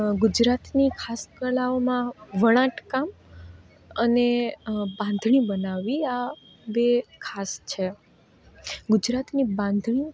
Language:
Gujarati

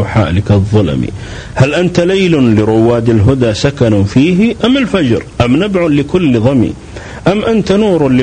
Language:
Arabic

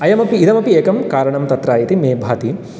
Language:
Sanskrit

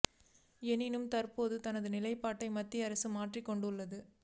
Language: Tamil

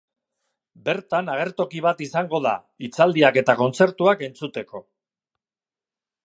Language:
Basque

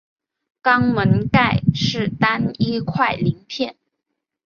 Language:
Chinese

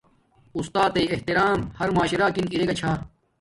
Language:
Domaaki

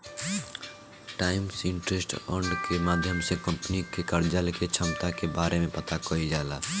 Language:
Bhojpuri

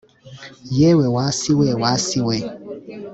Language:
Kinyarwanda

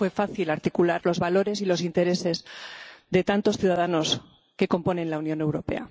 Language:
Spanish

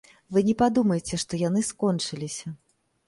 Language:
Belarusian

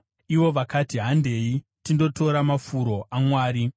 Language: Shona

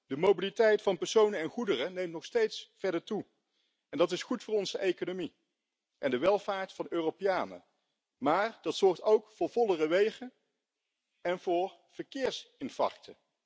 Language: Dutch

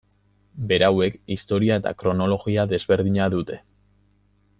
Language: Basque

